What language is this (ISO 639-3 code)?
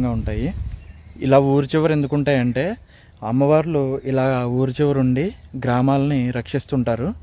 tel